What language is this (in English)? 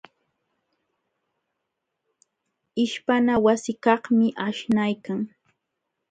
Jauja Wanca Quechua